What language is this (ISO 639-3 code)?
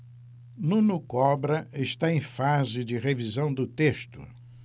por